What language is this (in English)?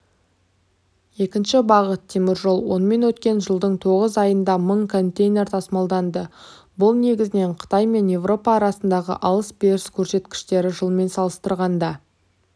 Kazakh